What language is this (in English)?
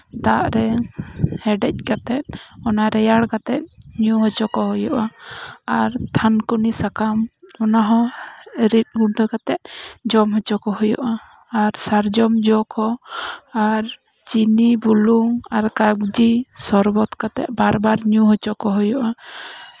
Santali